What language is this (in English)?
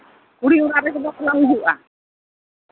Santali